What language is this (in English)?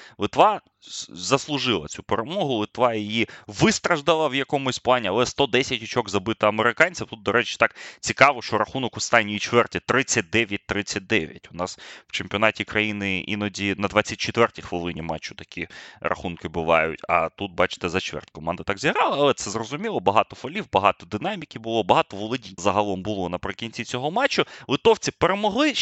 Ukrainian